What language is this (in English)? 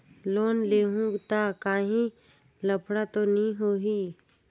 Chhattisgarhi